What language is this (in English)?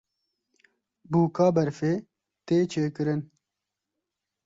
Kurdish